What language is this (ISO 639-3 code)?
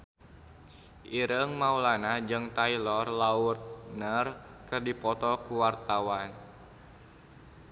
sun